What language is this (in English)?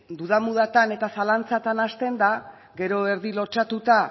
Basque